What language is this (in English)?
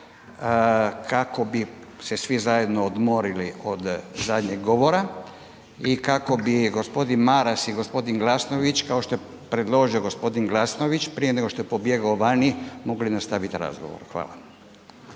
Croatian